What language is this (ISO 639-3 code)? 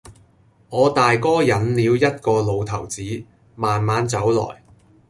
yue